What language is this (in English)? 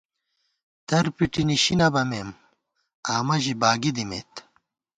Gawar-Bati